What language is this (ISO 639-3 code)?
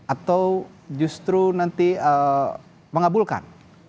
ind